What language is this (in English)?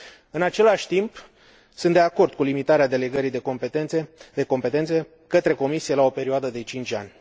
Romanian